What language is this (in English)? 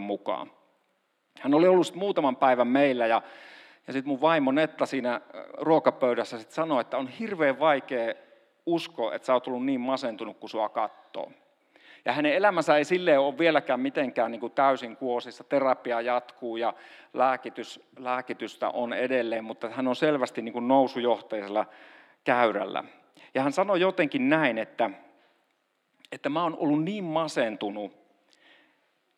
Finnish